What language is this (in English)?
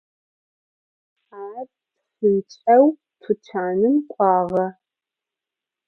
Adyghe